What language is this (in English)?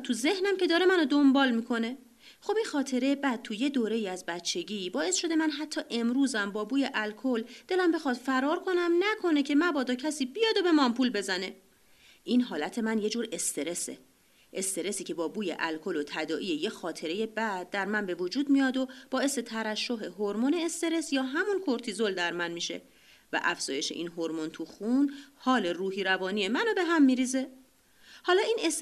Persian